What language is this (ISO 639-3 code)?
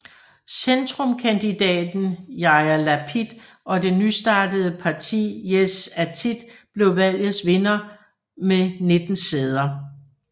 dan